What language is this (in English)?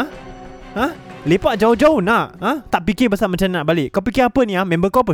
Malay